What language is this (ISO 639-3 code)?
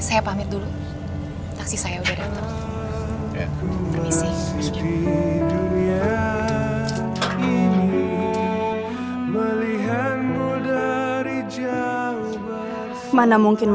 ind